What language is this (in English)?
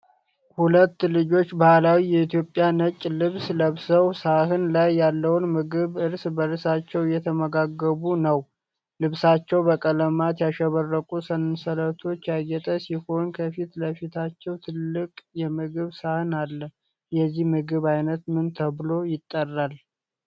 Amharic